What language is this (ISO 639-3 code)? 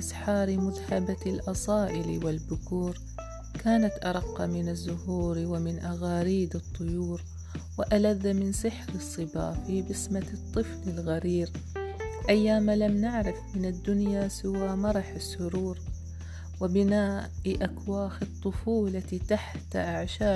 ara